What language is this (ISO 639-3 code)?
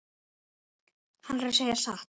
isl